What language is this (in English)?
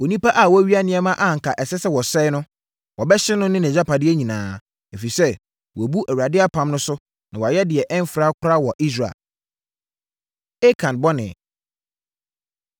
Akan